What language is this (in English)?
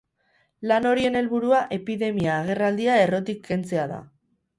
Basque